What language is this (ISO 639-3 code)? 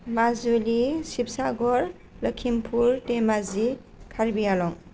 brx